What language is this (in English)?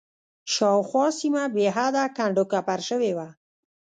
Pashto